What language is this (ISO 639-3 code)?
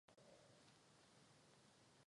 ces